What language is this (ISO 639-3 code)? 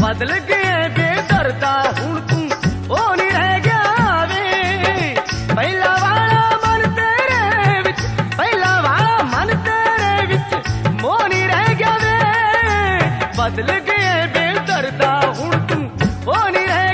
ara